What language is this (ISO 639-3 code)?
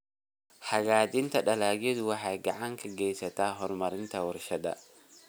som